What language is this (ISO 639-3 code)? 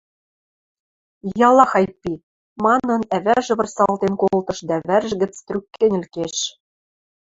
mrj